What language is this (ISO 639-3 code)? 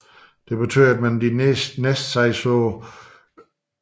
dan